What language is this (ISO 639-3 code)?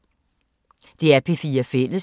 dan